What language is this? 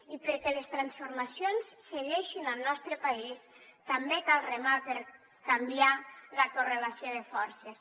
Catalan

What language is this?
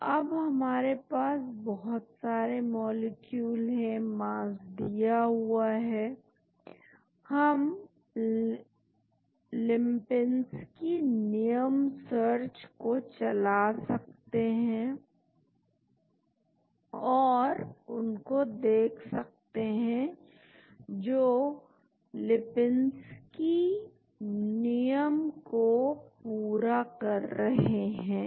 Hindi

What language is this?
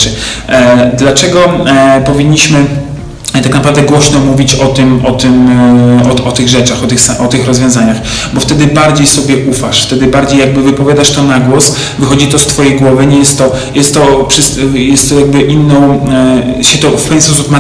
Polish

